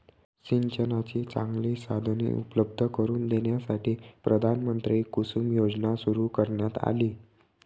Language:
Marathi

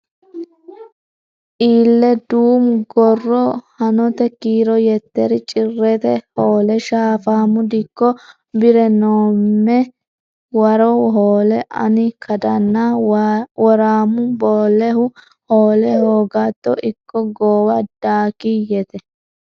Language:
Sidamo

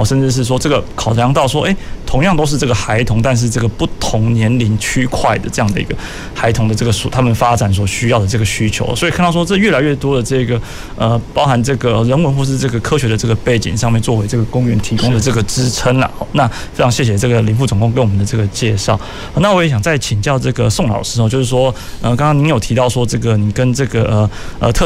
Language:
Chinese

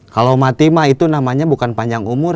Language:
Indonesian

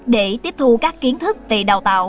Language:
Vietnamese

